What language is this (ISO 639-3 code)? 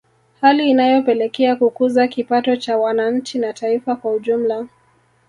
swa